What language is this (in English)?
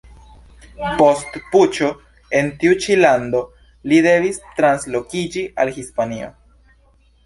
Esperanto